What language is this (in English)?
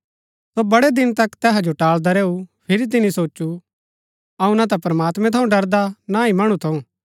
Gaddi